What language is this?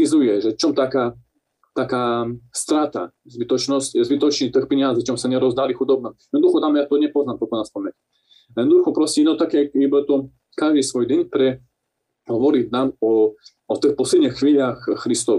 Slovak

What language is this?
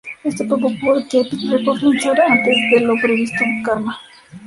Spanish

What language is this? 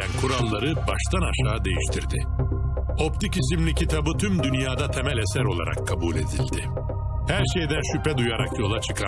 Turkish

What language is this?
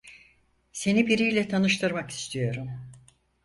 Turkish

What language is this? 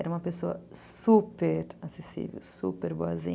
Portuguese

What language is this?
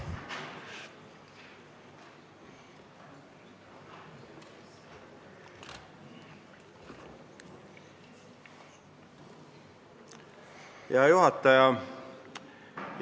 Estonian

